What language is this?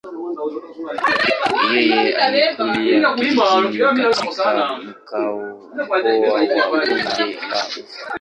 Swahili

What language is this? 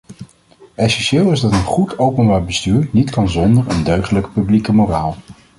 Dutch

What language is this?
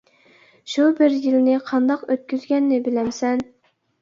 Uyghur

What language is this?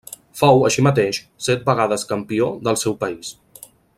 Catalan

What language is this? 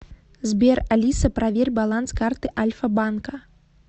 Russian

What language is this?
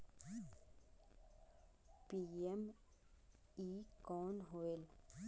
Chhattisgarhi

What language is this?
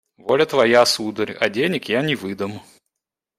Russian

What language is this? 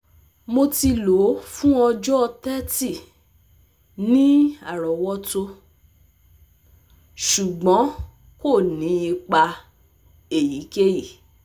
Yoruba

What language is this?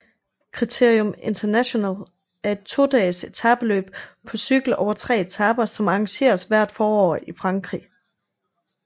Danish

